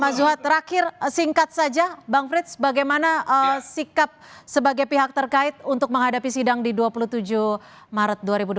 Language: Indonesian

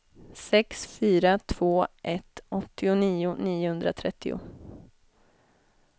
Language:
Swedish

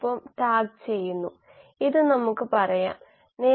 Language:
Malayalam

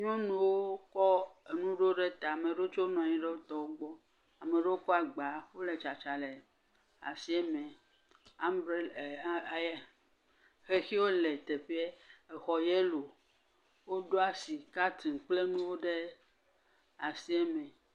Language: Ewe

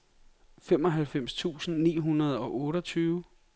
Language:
Danish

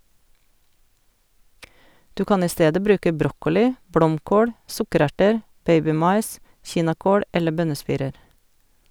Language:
Norwegian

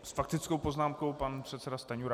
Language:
Czech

